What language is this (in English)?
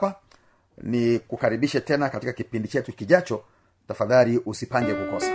Swahili